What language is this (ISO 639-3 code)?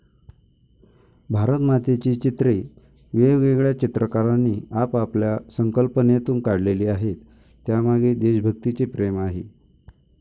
mar